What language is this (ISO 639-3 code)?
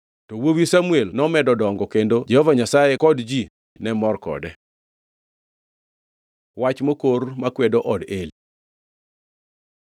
luo